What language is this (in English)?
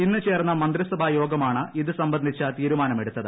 Malayalam